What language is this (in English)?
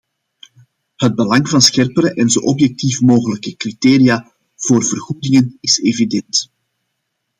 Dutch